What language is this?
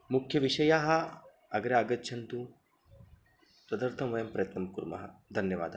Sanskrit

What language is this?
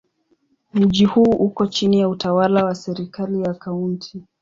Swahili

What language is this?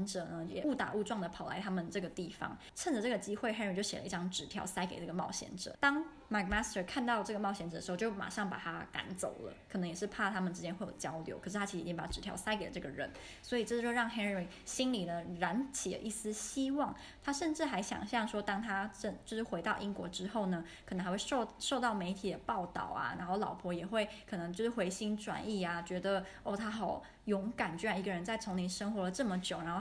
Chinese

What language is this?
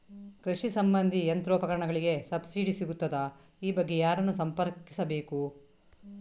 Kannada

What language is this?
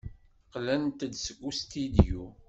Kabyle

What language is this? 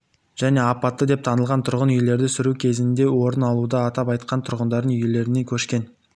Kazakh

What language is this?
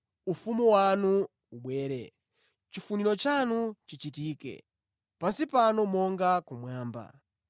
Nyanja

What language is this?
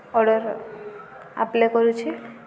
Odia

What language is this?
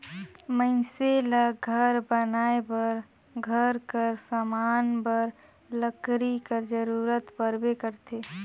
Chhattisgarhi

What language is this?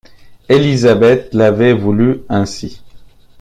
French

